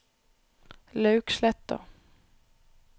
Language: Norwegian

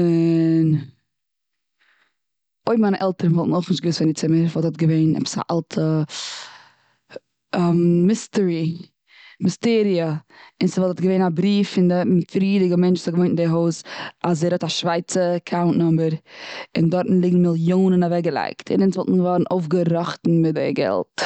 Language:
Yiddish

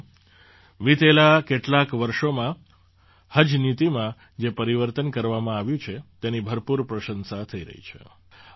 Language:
Gujarati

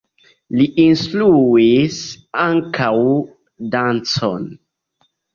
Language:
Esperanto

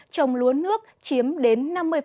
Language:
Vietnamese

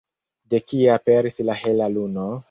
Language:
Esperanto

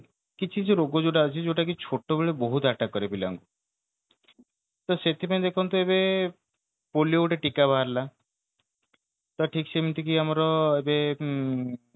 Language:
Odia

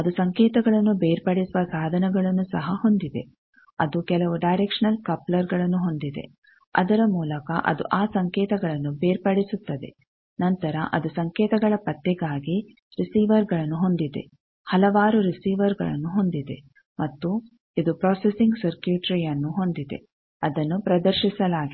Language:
Kannada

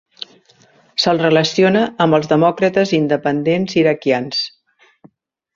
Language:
Catalan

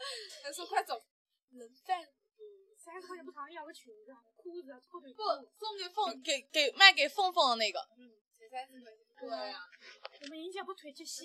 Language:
Chinese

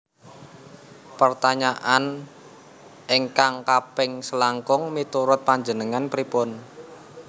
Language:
Javanese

